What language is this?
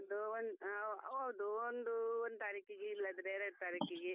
Kannada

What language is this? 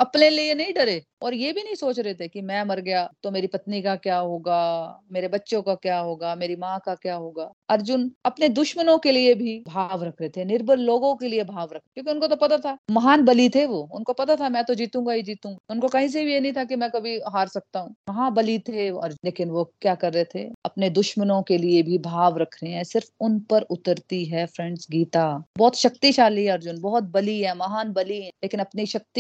Hindi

